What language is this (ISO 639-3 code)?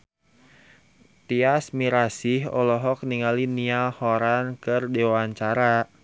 sun